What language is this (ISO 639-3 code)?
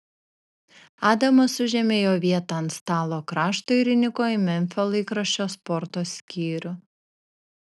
lit